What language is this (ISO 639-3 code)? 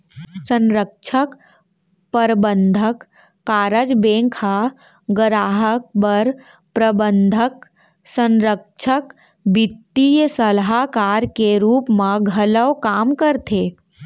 hne